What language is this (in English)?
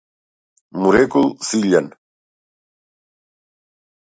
Macedonian